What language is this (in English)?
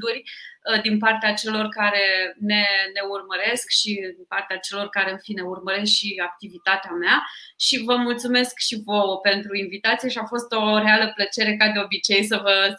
Romanian